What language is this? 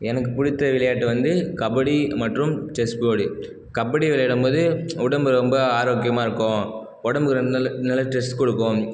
Tamil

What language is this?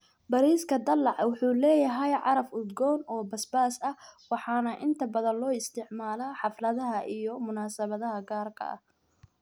Somali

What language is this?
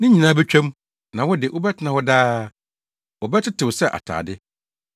Akan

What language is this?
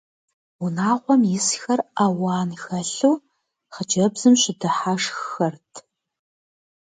Kabardian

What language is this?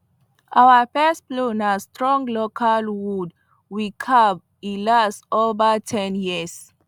Nigerian Pidgin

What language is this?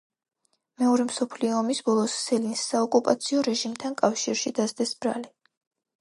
Georgian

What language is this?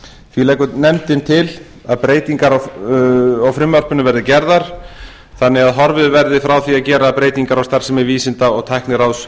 Icelandic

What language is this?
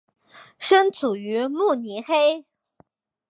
Chinese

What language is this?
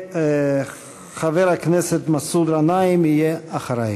Hebrew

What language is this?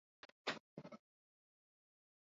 Swahili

